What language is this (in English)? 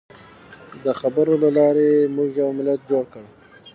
Pashto